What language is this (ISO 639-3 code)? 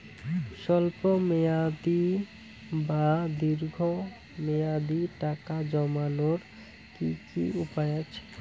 ben